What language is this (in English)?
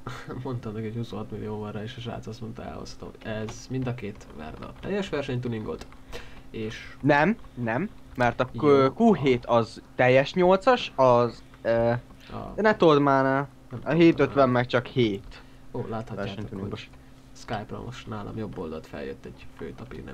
Hungarian